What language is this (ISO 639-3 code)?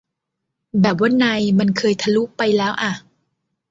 tha